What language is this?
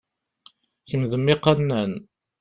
Kabyle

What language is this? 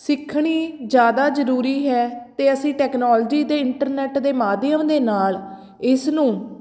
Punjabi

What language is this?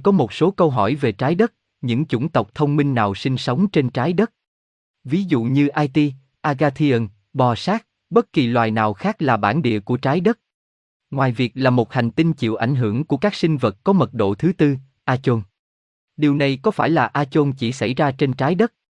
Vietnamese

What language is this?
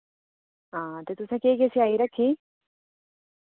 Dogri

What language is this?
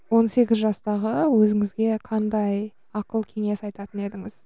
Kazakh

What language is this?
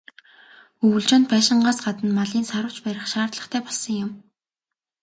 Mongolian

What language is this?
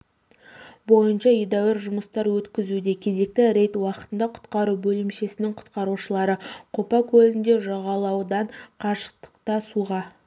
Kazakh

